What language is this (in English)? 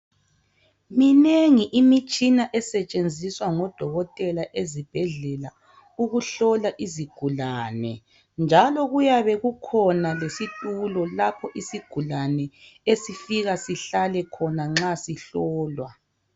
North Ndebele